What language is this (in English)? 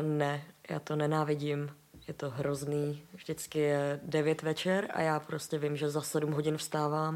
Czech